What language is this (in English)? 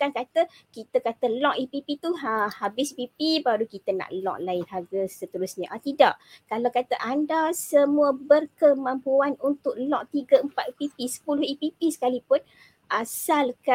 Malay